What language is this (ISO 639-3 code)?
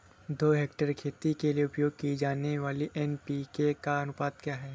hin